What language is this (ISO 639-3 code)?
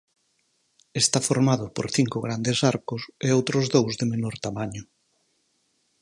glg